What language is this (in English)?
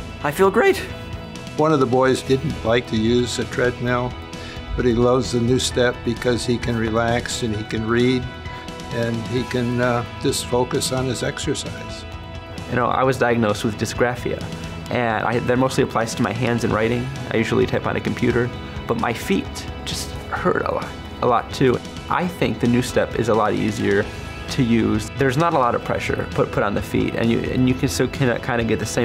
English